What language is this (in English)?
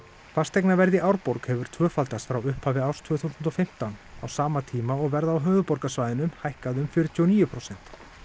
Icelandic